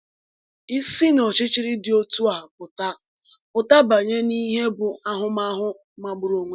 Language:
Igbo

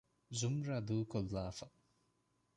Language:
Divehi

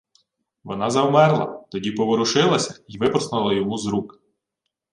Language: Ukrainian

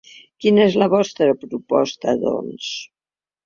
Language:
Catalan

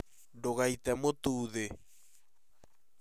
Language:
Kikuyu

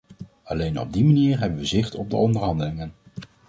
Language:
Dutch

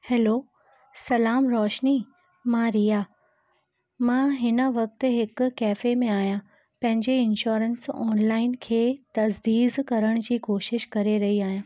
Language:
Sindhi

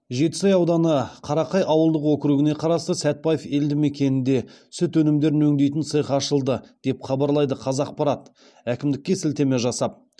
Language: Kazakh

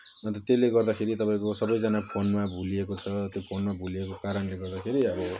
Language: Nepali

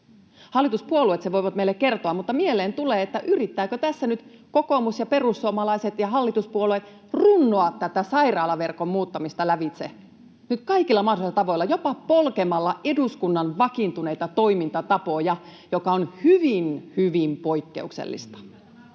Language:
Finnish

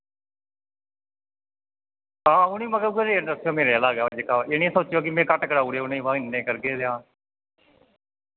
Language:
Dogri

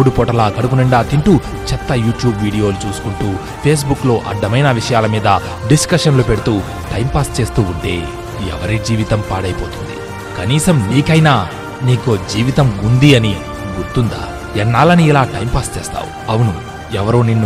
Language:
Telugu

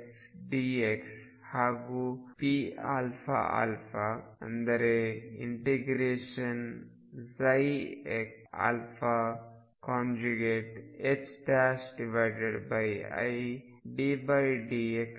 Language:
Kannada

